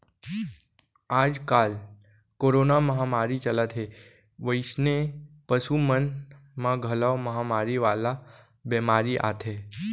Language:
Chhattisgarhi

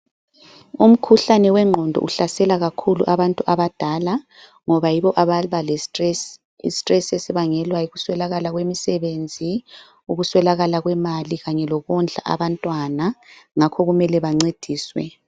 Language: North Ndebele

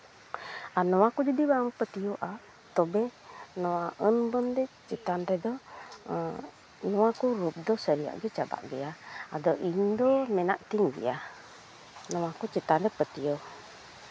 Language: Santali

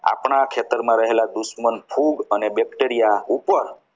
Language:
Gujarati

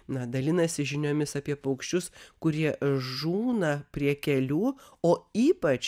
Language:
Lithuanian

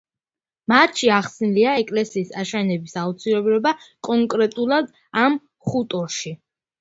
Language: Georgian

